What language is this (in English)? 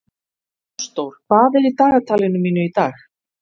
Icelandic